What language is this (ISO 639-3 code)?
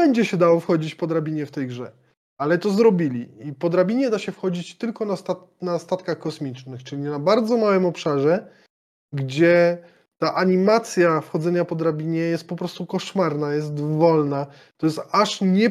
pol